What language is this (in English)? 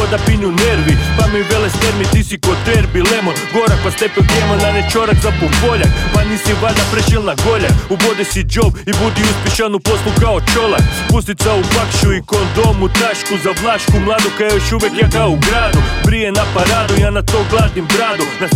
Croatian